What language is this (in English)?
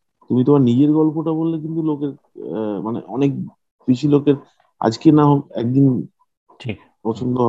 Bangla